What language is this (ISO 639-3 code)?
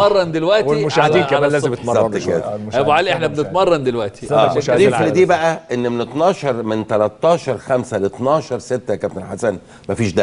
ara